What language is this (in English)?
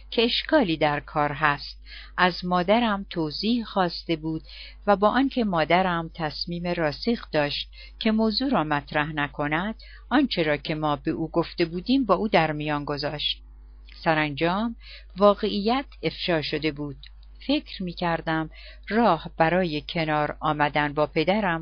Persian